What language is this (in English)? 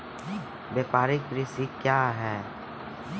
Maithili